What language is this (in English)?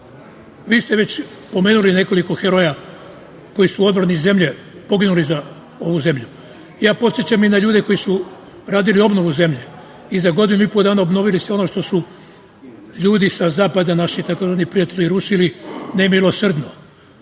Serbian